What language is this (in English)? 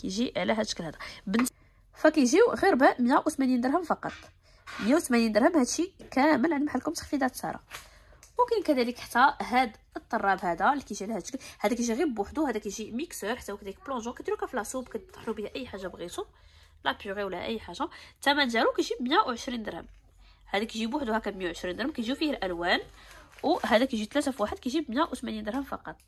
Arabic